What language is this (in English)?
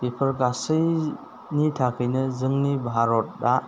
Bodo